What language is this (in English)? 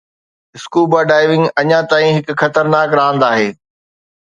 Sindhi